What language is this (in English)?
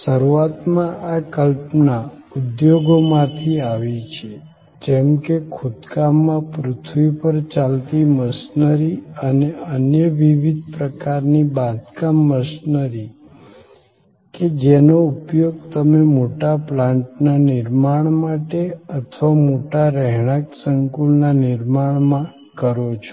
Gujarati